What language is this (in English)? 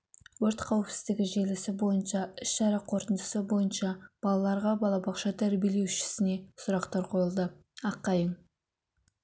Kazakh